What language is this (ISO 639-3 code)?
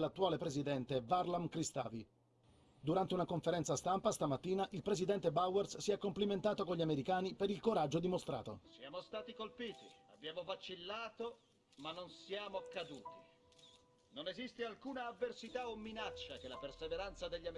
ita